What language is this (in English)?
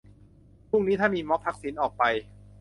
Thai